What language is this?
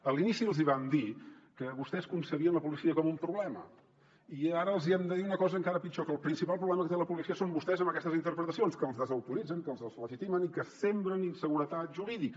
Catalan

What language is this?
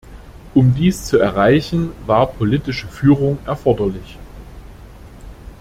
German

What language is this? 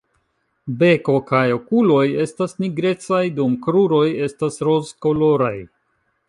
Esperanto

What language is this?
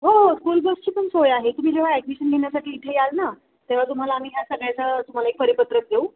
Marathi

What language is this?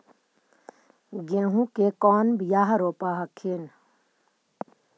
Magahi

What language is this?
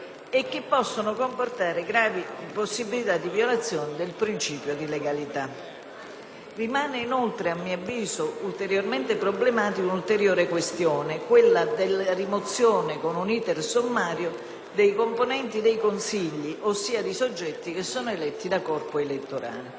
Italian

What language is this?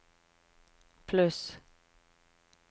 Norwegian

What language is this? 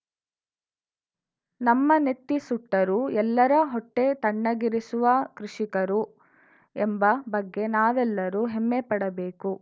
Kannada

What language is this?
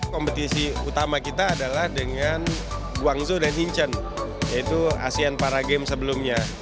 Indonesian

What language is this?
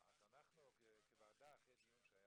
Hebrew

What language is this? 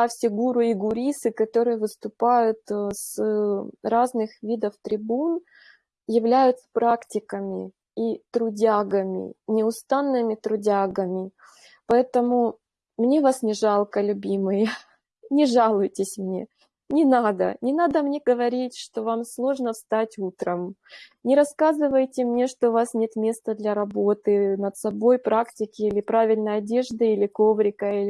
Russian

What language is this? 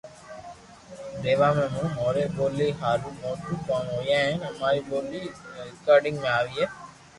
Loarki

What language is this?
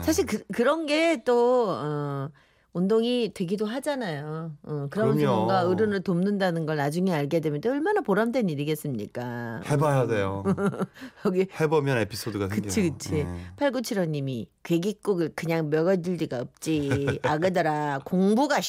Korean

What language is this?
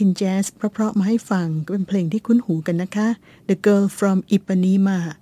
Thai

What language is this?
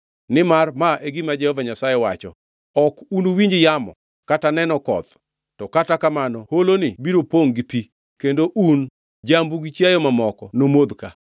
Luo (Kenya and Tanzania)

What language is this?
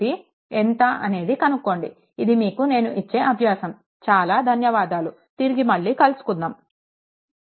Telugu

